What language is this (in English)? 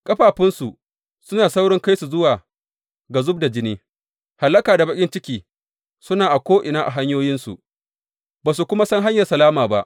Hausa